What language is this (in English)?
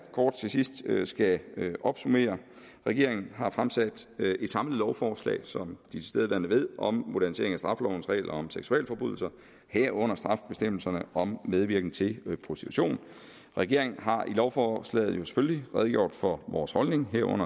Danish